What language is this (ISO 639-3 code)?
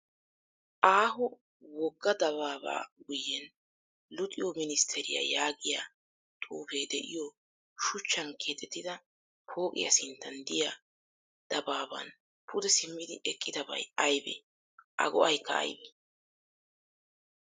wal